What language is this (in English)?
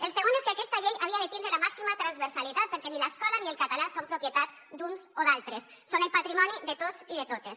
Catalan